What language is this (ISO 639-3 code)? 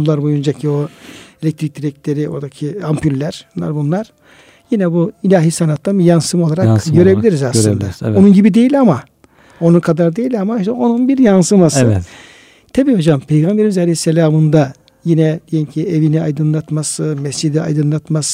tur